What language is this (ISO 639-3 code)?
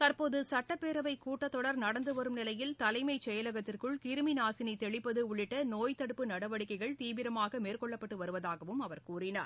tam